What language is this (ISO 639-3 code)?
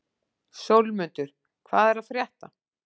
isl